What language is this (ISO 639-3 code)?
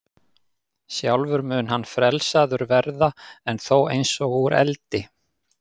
isl